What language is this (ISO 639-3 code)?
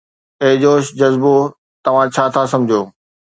snd